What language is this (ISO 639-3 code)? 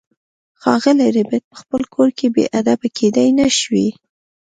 pus